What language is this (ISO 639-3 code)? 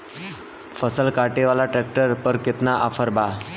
bho